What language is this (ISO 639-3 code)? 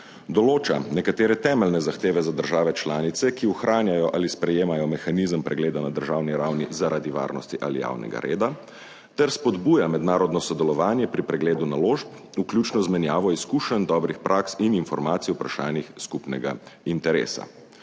slv